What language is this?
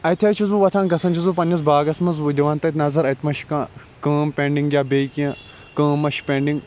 Kashmiri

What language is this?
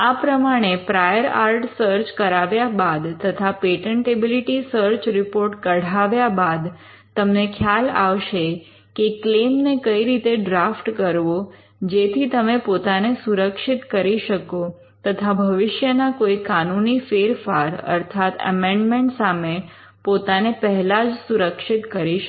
Gujarati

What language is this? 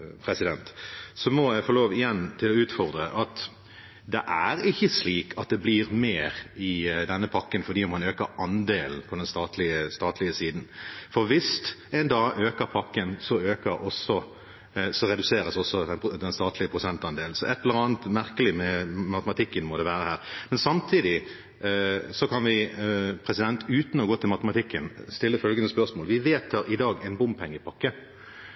Norwegian Bokmål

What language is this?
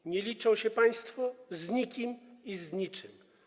Polish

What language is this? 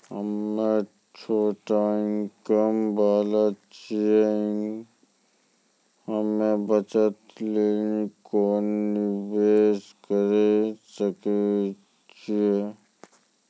Maithili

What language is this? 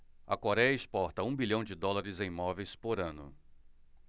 Portuguese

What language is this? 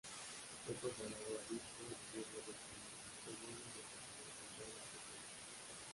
Spanish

